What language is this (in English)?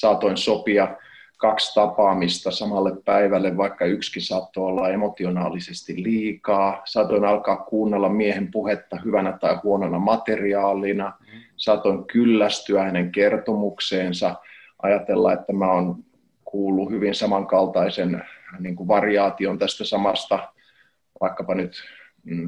Finnish